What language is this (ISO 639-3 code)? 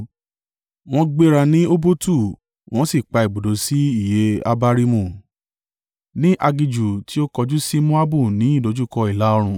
yor